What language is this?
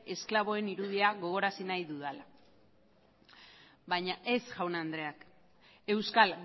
Basque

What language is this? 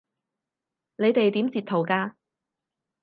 Cantonese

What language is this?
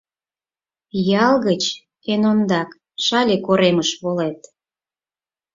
Mari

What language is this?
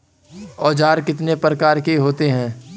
Hindi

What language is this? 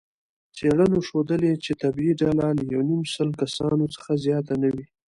Pashto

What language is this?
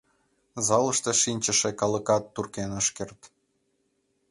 Mari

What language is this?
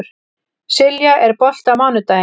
Icelandic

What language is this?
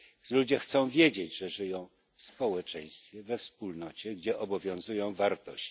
Polish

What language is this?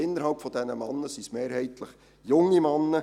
Swiss German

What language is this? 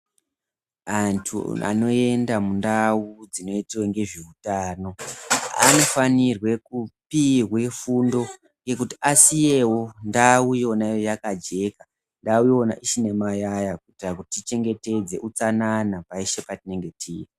Ndau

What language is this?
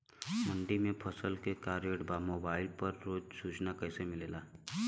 Bhojpuri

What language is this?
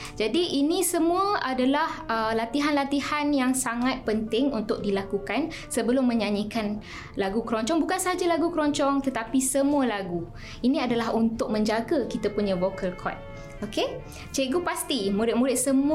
Malay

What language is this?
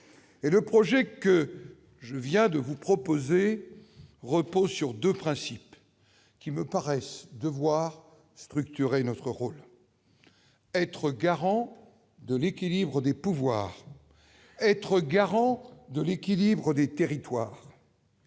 French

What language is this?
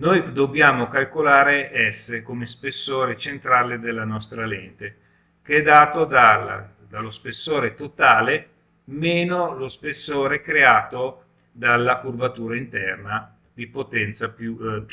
Italian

